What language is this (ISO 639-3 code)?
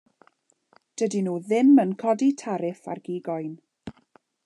cym